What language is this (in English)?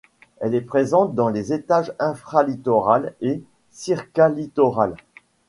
French